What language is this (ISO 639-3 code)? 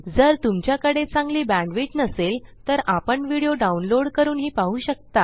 mar